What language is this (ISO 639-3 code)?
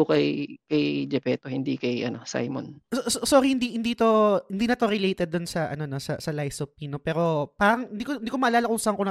fil